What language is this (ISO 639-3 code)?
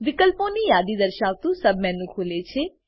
guj